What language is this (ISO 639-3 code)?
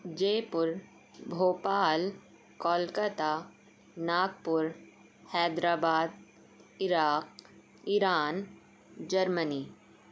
urd